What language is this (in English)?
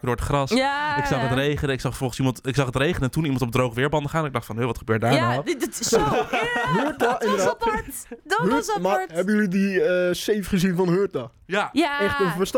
Dutch